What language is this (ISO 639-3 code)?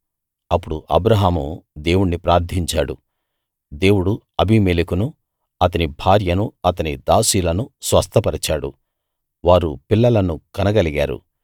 tel